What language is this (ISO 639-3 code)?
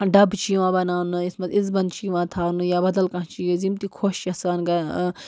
kas